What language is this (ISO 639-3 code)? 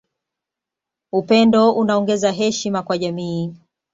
swa